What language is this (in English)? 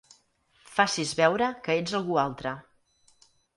Catalan